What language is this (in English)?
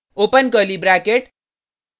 Hindi